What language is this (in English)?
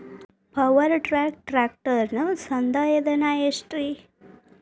Kannada